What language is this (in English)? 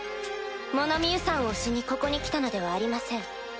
Japanese